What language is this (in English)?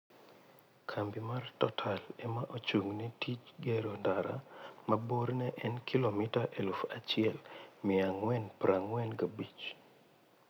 Luo (Kenya and Tanzania)